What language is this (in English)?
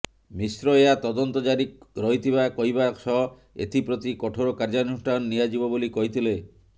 Odia